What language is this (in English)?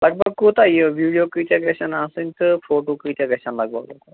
Kashmiri